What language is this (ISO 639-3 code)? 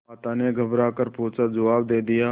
hin